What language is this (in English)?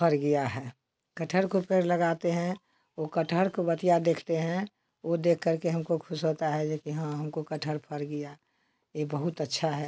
Hindi